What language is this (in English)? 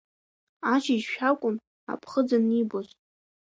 Abkhazian